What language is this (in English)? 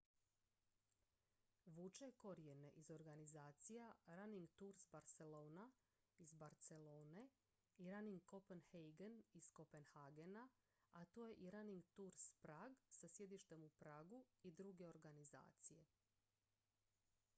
Croatian